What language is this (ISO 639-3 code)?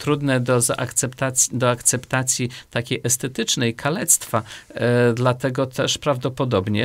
pol